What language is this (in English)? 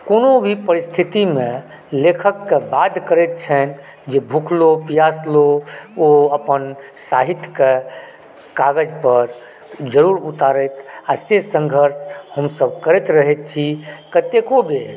Maithili